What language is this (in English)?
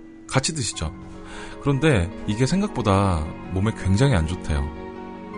Korean